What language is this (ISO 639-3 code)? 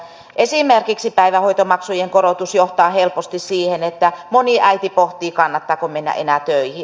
fin